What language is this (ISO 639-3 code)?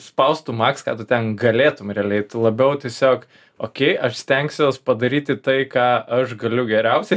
lit